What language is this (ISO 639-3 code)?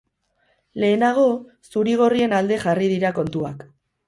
eus